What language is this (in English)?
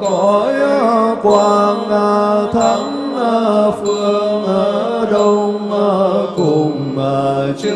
Vietnamese